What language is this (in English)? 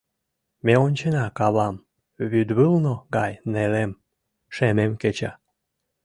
Mari